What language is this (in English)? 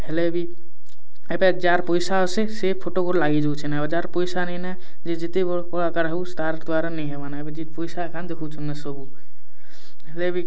Odia